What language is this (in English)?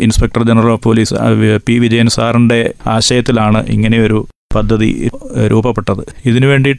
Malayalam